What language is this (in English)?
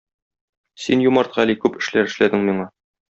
Tatar